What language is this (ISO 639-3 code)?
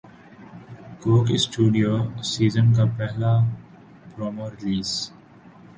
urd